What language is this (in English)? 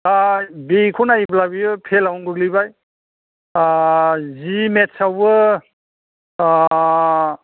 Bodo